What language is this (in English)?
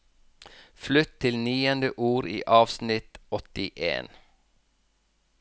Norwegian